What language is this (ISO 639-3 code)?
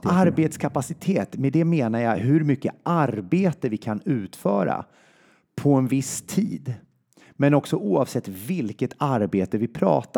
swe